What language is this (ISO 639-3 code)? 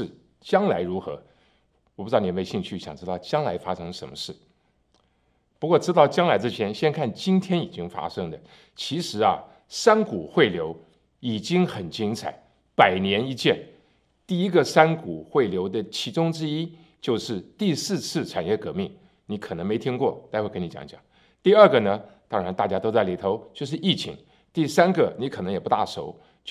zho